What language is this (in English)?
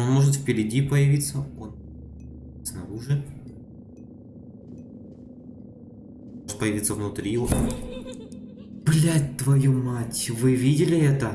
Russian